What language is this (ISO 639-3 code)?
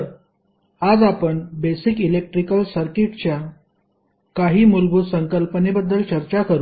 mar